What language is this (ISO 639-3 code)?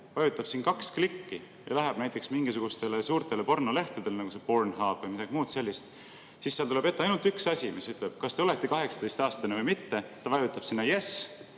est